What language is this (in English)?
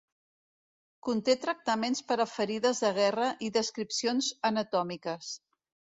Catalan